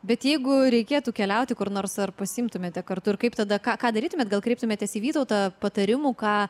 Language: Lithuanian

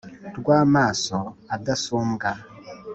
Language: Kinyarwanda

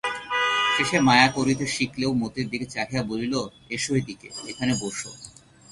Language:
Bangla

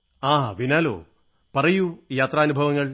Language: Malayalam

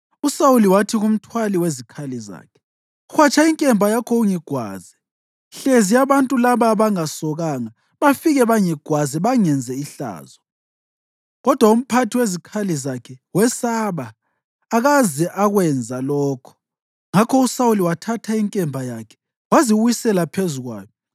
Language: North Ndebele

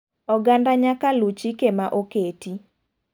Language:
Luo (Kenya and Tanzania)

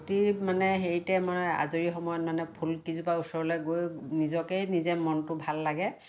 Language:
Assamese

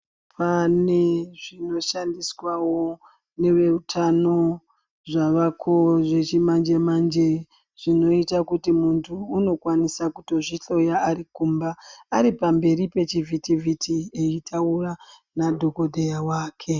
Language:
Ndau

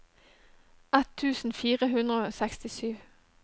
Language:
Norwegian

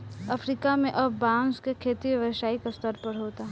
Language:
Bhojpuri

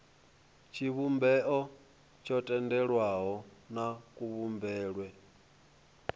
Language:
Venda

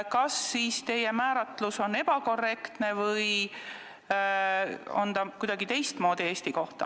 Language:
Estonian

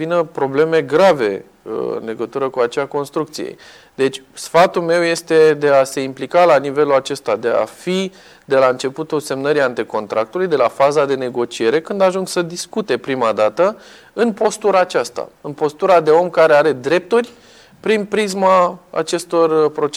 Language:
Romanian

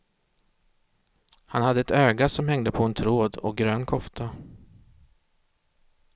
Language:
Swedish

